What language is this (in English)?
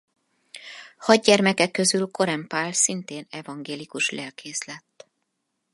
Hungarian